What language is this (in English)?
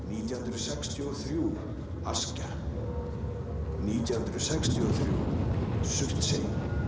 Icelandic